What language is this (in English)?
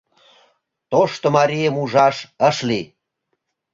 Mari